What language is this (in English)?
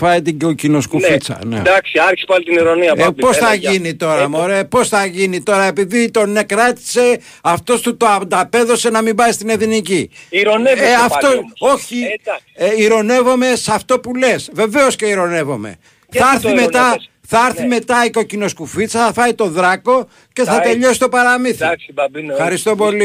Greek